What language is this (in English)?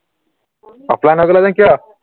Assamese